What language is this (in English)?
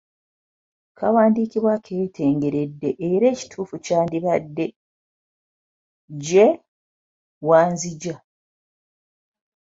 Ganda